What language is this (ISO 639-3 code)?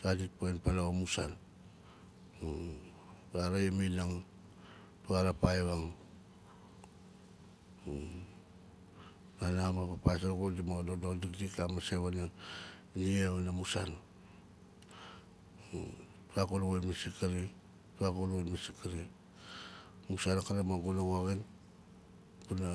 nal